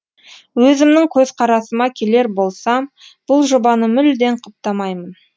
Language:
Kazakh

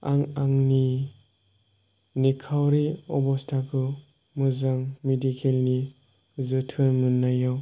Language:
Bodo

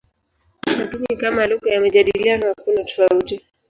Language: Swahili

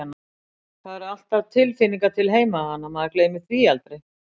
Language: Icelandic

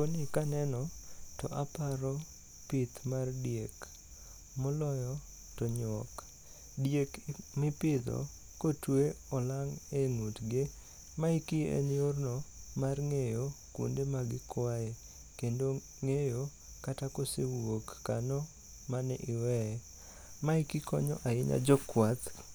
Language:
Luo (Kenya and Tanzania)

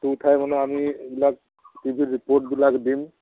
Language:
Assamese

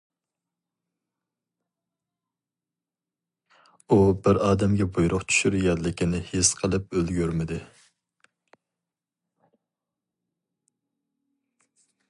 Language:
Uyghur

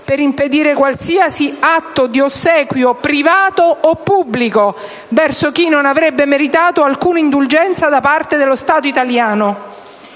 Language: Italian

